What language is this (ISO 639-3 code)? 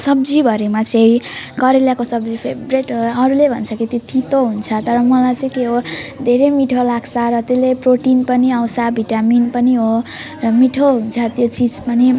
nep